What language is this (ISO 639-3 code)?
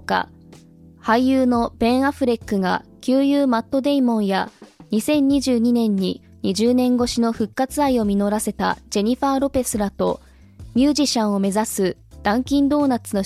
jpn